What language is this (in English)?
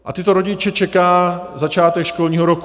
Czech